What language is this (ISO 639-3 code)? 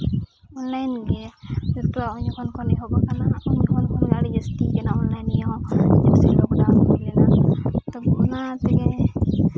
sat